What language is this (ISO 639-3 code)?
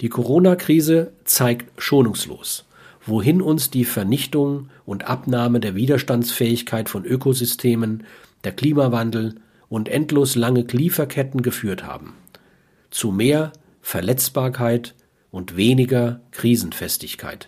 deu